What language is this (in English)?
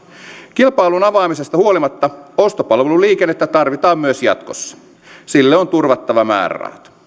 Finnish